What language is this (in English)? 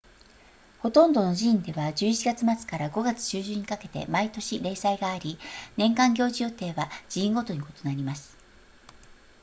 Japanese